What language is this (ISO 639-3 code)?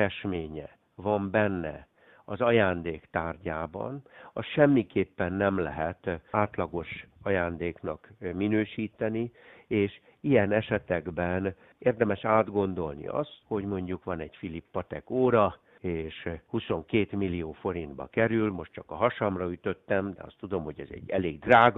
hun